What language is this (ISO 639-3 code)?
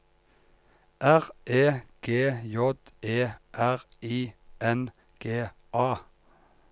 nor